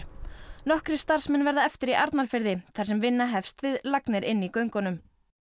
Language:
Icelandic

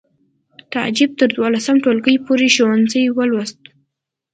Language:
Pashto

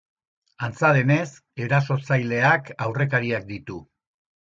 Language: Basque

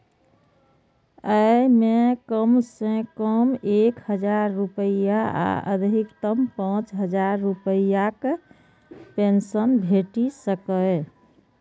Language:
Maithili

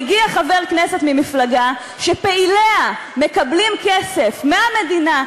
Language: Hebrew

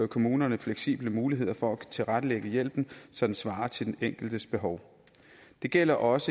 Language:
Danish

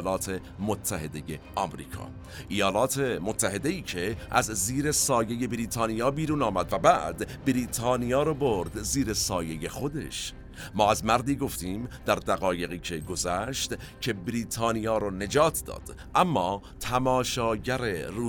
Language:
Persian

